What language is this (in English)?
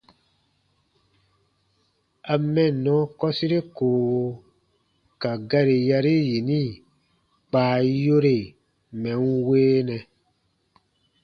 Baatonum